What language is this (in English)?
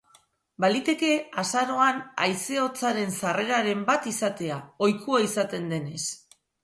Basque